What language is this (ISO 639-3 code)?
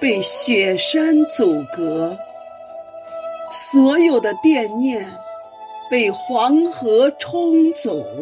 zho